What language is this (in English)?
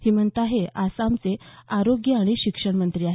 Marathi